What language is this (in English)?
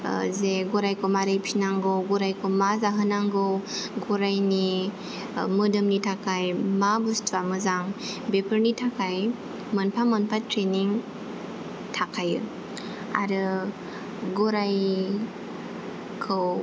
Bodo